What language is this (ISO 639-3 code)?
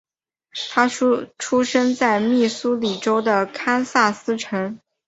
zho